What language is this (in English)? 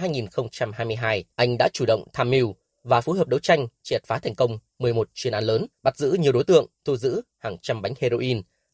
Vietnamese